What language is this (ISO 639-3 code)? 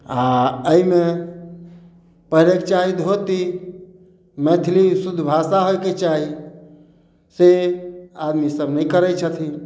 mai